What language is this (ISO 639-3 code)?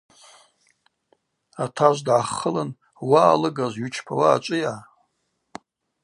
abq